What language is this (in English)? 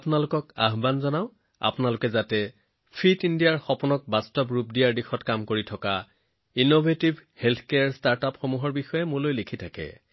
Assamese